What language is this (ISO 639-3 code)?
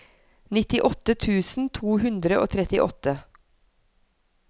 nor